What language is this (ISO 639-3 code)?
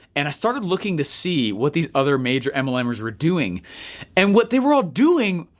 eng